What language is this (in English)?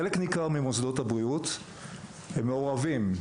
Hebrew